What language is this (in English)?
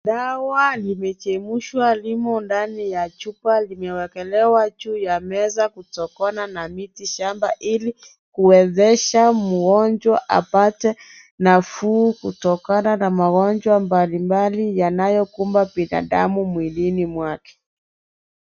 Swahili